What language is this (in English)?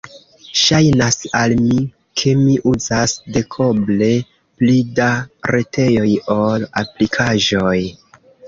Esperanto